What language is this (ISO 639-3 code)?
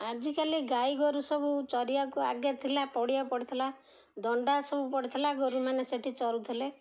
ori